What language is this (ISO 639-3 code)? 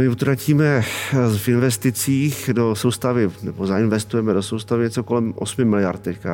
ces